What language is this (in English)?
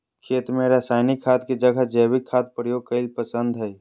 Magahi